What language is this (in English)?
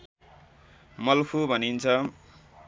Nepali